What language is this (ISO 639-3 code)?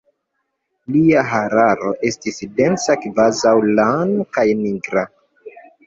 epo